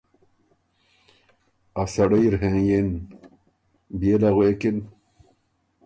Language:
Ormuri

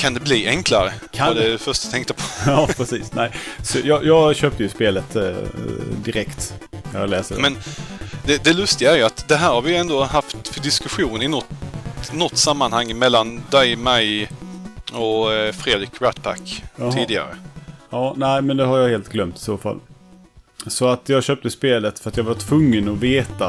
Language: Swedish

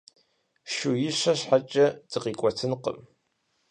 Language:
Kabardian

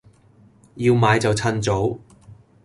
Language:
Cantonese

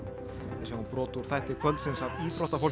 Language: Icelandic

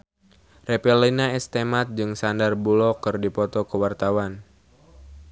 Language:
Sundanese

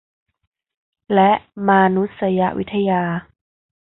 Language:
Thai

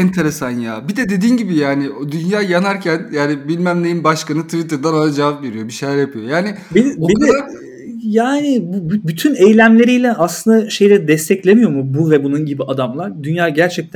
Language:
Turkish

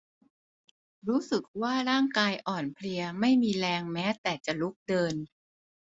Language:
Thai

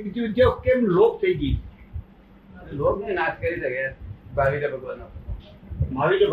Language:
Gujarati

